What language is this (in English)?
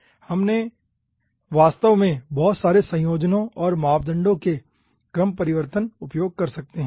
Hindi